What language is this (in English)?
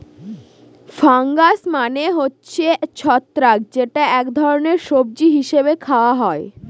Bangla